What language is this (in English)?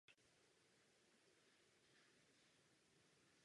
Czech